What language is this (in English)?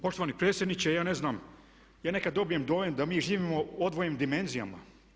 Croatian